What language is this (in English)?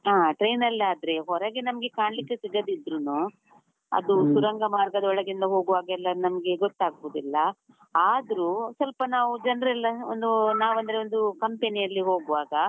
Kannada